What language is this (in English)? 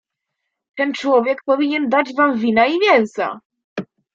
Polish